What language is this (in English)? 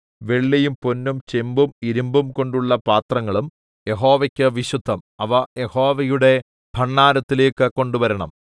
Malayalam